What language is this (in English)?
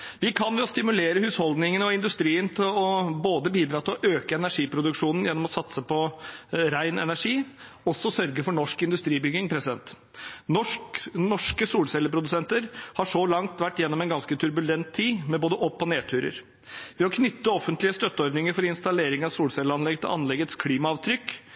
Norwegian Bokmål